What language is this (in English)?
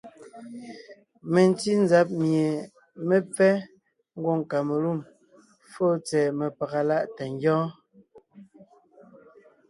Ngiemboon